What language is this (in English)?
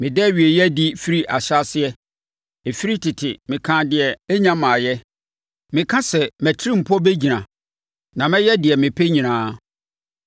Akan